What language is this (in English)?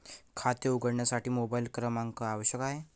Marathi